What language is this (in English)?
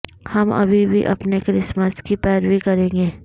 Urdu